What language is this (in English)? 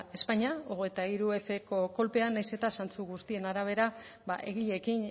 Basque